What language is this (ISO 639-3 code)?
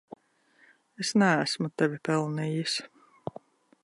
lav